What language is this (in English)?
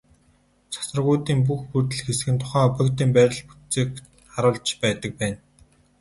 Mongolian